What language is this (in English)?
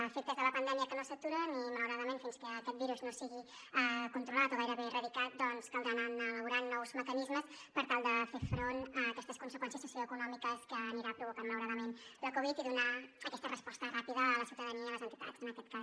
Catalan